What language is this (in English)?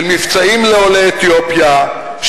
Hebrew